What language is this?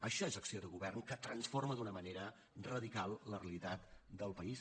Catalan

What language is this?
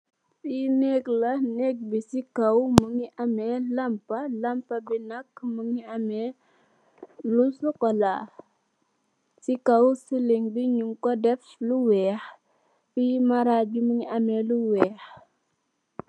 Wolof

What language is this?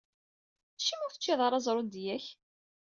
Kabyle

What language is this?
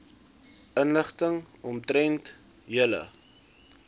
Afrikaans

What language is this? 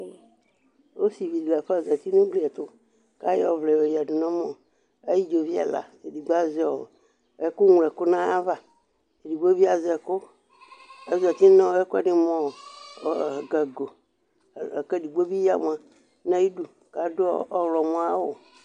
Ikposo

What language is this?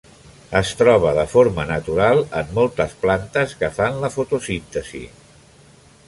Catalan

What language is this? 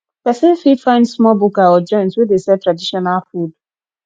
Nigerian Pidgin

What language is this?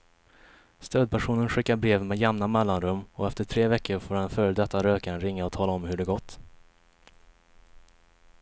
Swedish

